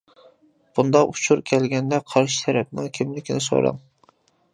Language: Uyghur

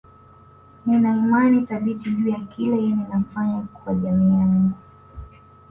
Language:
Swahili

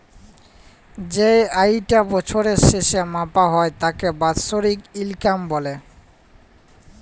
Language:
Bangla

